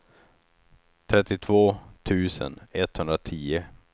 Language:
Swedish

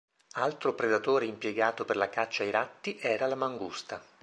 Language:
Italian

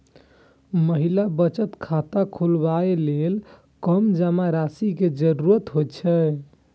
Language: Maithili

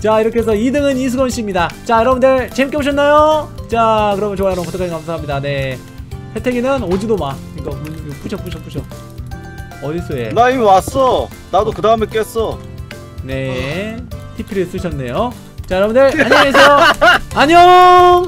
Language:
Korean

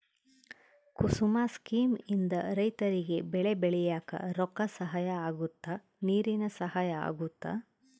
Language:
Kannada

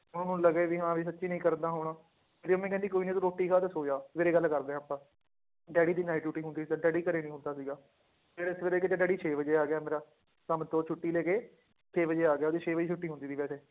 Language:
Punjabi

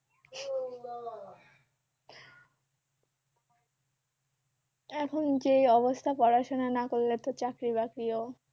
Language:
Bangla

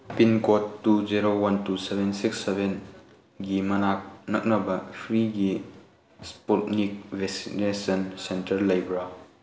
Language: Manipuri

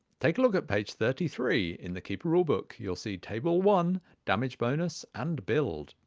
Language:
English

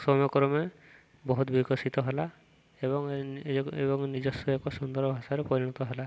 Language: Odia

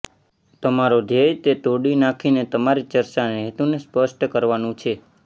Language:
Gujarati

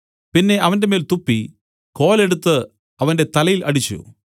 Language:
Malayalam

